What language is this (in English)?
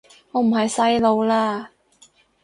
Cantonese